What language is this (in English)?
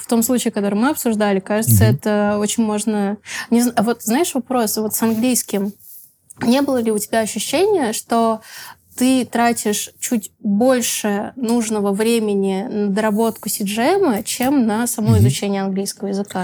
Russian